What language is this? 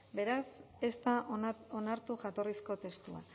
Basque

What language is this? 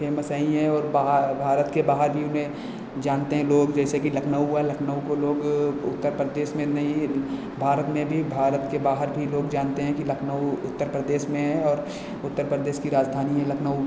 Hindi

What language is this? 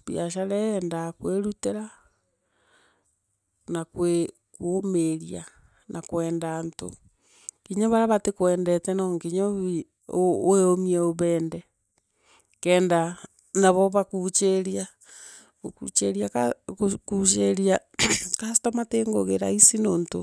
Meru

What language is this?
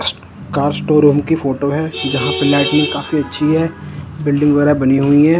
Hindi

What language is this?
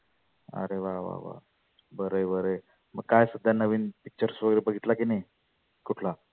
Marathi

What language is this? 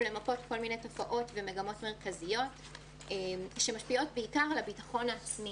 Hebrew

